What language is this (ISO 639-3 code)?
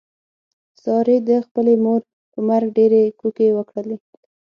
pus